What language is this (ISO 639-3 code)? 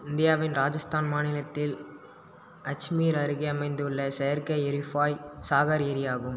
tam